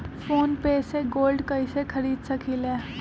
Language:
Magahi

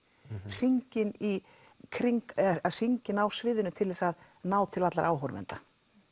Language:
Icelandic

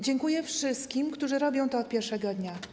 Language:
Polish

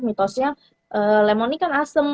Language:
Indonesian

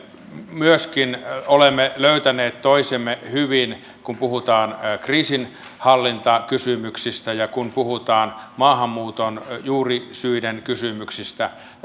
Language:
Finnish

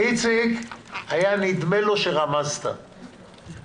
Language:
Hebrew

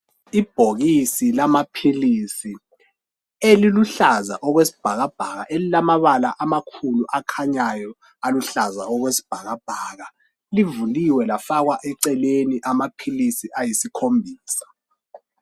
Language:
North Ndebele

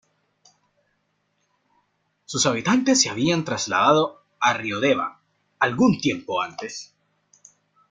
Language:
Spanish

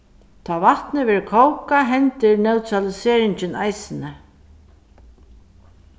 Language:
Faroese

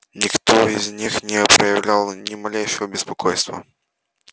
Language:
Russian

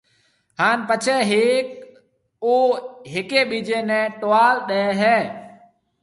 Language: Marwari (Pakistan)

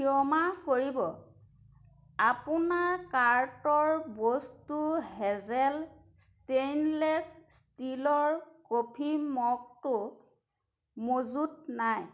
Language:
Assamese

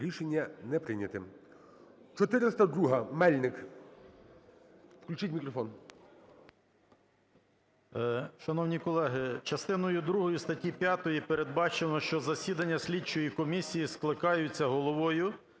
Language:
Ukrainian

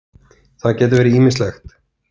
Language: Icelandic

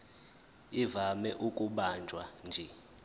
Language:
Zulu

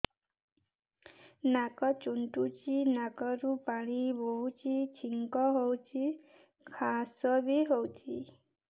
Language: Odia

